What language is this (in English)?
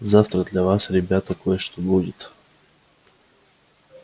Russian